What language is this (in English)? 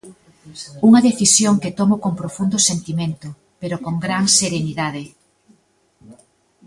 Galician